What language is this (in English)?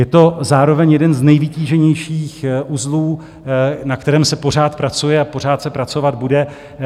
Czech